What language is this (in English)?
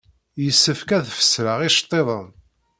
Kabyle